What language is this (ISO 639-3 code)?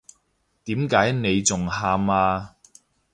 yue